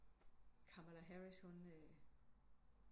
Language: Danish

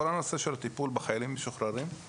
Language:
Hebrew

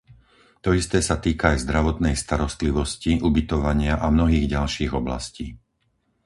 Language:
Slovak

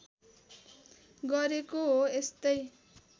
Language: Nepali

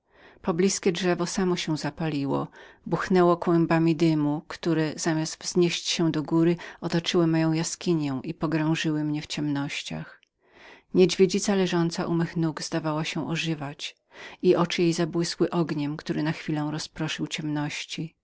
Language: Polish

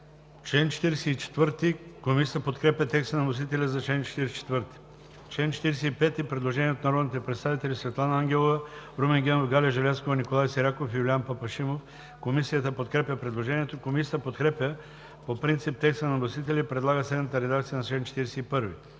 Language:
Bulgarian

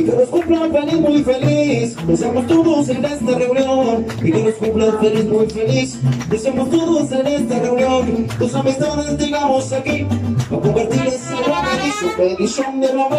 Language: Spanish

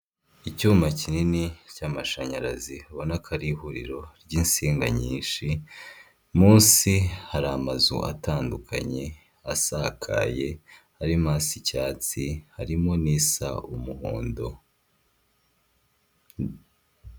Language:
Kinyarwanda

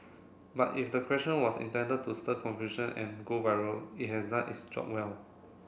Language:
English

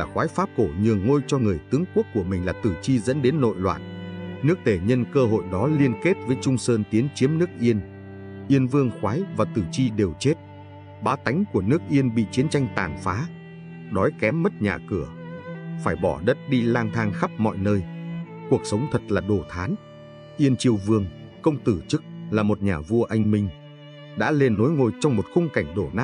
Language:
Vietnamese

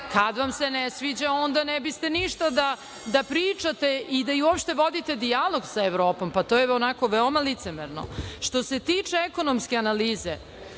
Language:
Serbian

